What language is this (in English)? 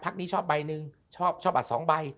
Thai